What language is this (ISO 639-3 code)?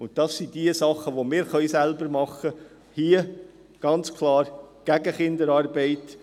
gsw